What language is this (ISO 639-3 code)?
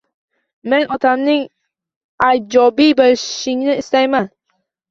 uzb